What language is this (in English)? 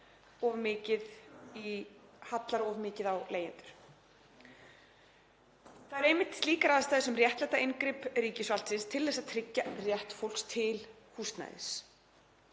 Icelandic